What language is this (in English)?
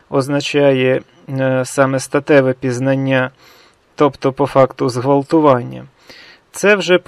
Ukrainian